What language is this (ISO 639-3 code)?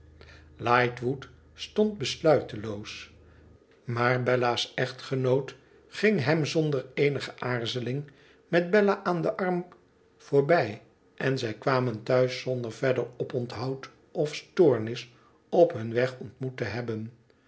nld